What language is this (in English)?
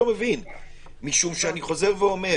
Hebrew